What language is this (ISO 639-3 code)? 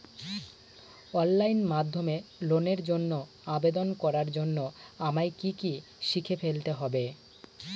ben